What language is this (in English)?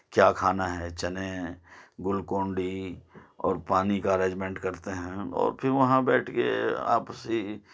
Urdu